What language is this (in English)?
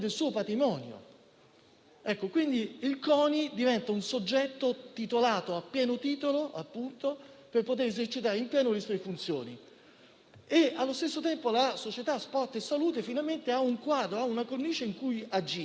Italian